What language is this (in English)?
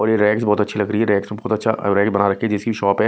Hindi